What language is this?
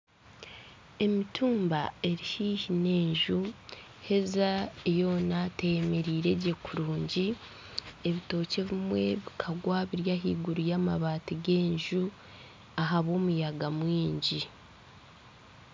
Nyankole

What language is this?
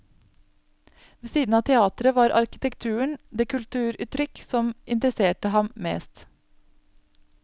Norwegian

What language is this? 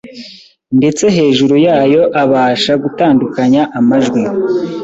Kinyarwanda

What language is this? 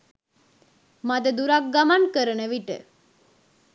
Sinhala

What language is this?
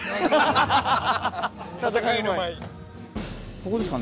Japanese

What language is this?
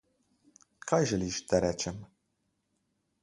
Slovenian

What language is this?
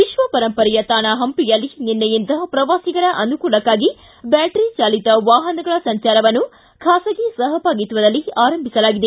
Kannada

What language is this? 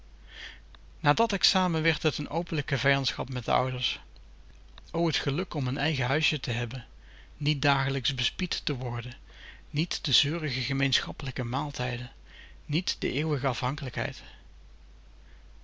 Dutch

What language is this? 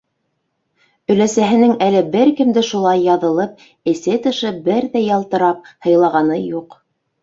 Bashkir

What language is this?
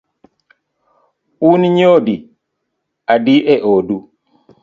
Luo (Kenya and Tanzania)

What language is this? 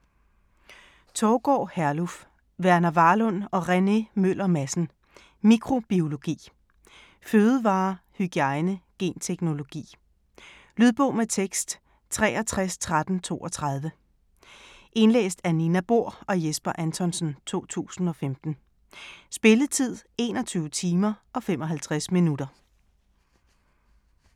Danish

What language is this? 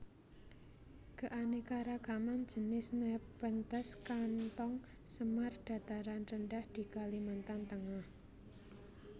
Javanese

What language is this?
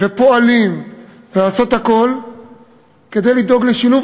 Hebrew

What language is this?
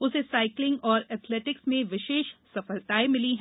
Hindi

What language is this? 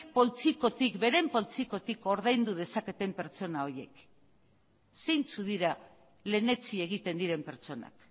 Basque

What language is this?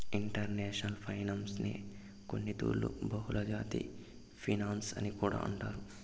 Telugu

